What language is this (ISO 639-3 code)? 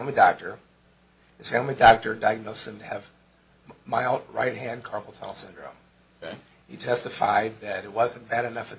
eng